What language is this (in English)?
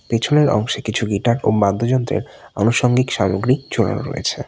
Bangla